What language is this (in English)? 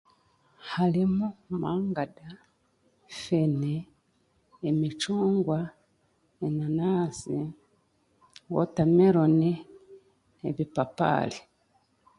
Chiga